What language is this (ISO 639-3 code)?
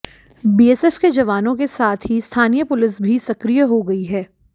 hin